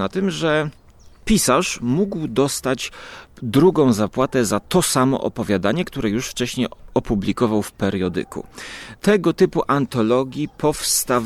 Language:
Polish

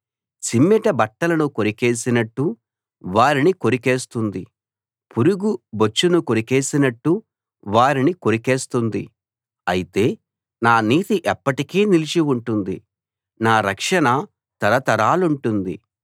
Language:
Telugu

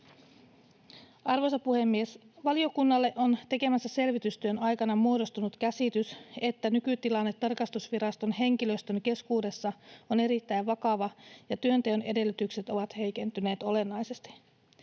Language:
Finnish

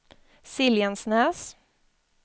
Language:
Swedish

